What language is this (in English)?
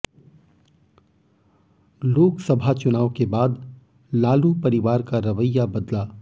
Hindi